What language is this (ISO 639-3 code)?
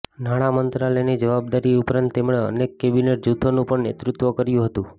guj